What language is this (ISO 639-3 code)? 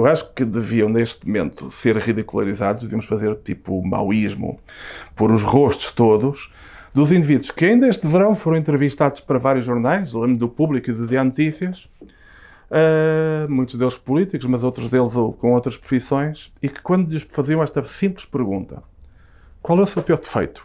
por